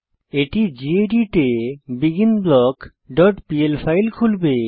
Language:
Bangla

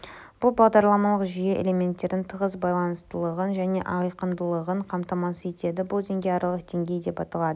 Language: Kazakh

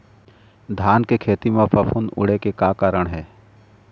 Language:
Chhattisgarhi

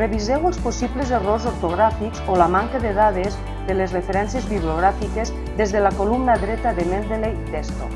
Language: Catalan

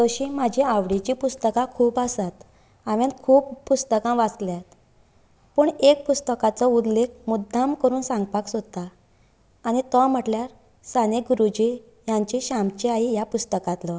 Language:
Konkani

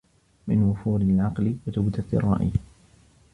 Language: Arabic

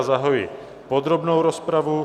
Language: Czech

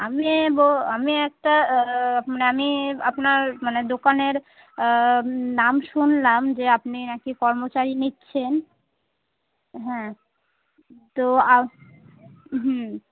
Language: Bangla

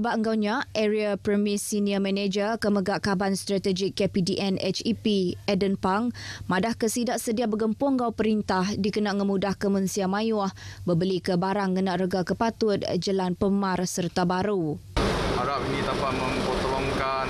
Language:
Malay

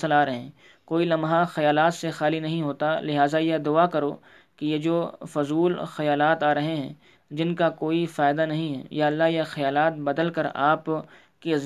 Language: Urdu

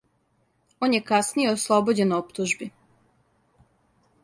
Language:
Serbian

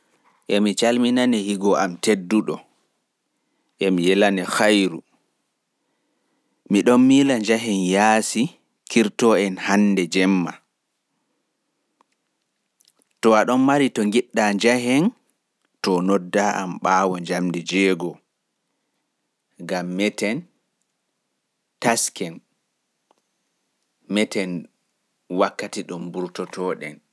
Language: Pular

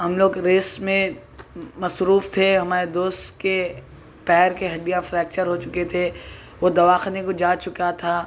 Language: Urdu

